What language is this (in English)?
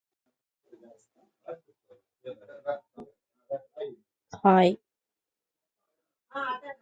English